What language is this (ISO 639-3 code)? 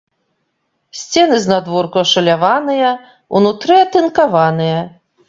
bel